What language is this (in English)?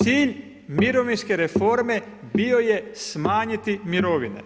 Croatian